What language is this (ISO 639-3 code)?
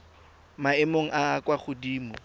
tsn